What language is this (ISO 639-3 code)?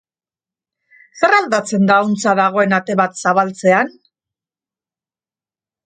eus